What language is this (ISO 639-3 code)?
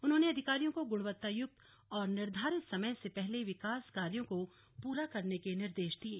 hin